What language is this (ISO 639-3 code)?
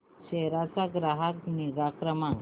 mar